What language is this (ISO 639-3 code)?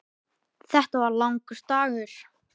isl